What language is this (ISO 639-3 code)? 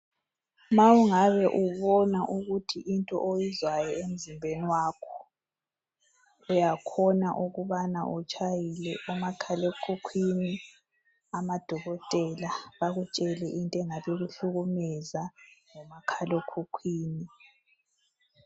nde